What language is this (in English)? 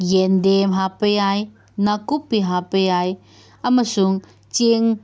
Manipuri